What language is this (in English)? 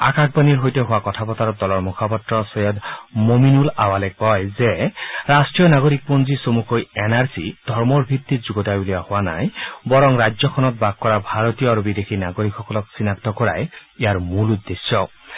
Assamese